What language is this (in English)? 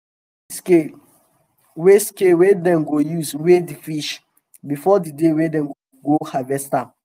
Nigerian Pidgin